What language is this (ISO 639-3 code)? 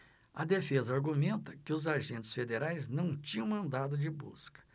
por